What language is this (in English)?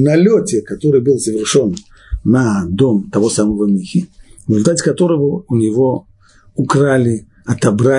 Russian